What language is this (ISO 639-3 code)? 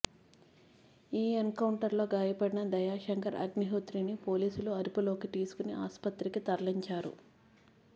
tel